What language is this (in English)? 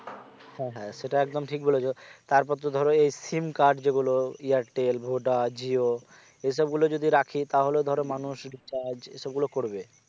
Bangla